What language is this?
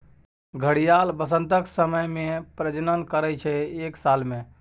Maithili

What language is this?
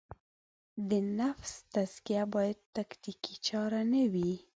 Pashto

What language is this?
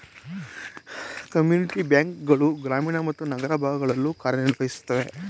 Kannada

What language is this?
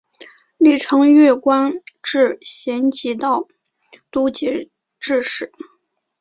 Chinese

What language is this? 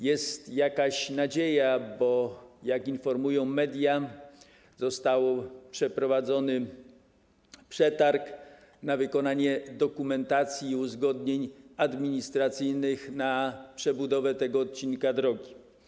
Polish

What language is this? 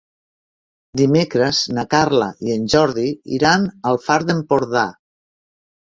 Catalan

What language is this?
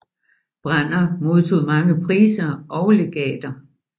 Danish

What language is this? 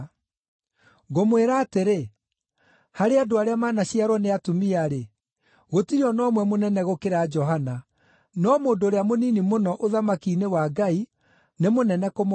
Kikuyu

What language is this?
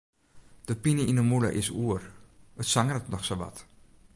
Western Frisian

